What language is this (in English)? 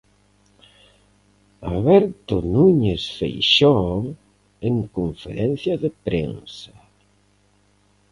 Galician